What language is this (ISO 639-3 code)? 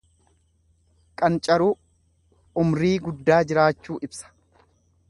orm